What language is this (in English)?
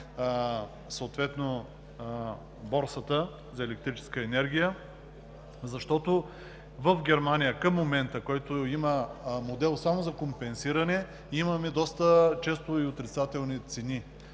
Bulgarian